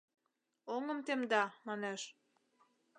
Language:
Mari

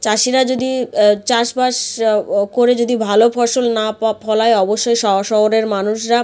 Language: Bangla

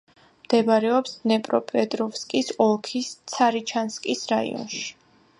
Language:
Georgian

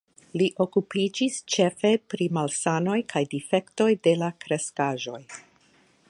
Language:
Esperanto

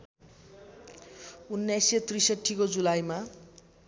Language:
Nepali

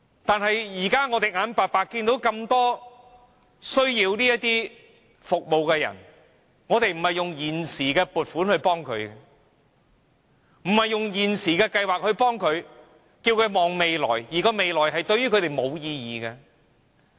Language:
Cantonese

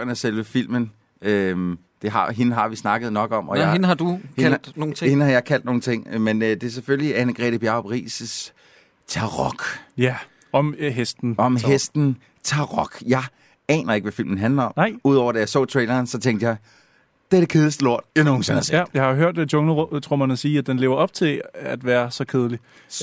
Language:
Danish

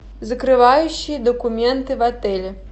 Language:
Russian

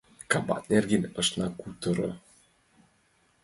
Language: Mari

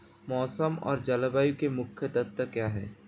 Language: Hindi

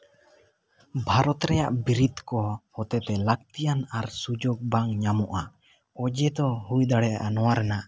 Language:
Santali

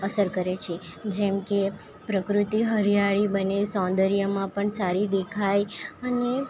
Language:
Gujarati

